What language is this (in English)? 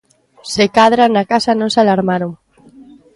Galician